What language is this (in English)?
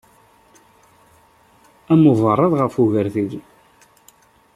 Kabyle